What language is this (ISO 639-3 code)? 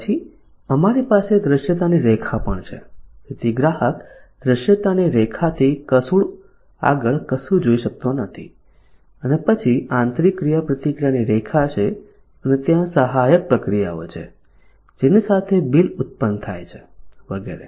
guj